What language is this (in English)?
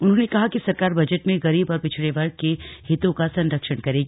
Hindi